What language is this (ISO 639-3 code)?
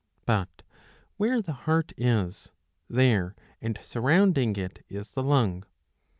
eng